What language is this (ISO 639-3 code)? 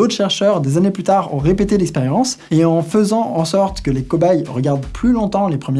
fra